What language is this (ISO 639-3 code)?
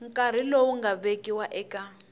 tso